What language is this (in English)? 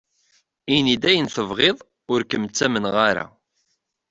Kabyle